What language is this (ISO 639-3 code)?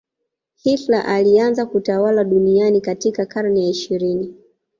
swa